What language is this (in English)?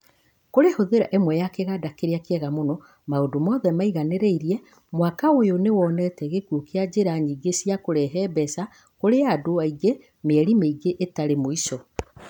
Kikuyu